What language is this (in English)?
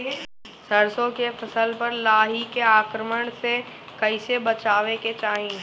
Bhojpuri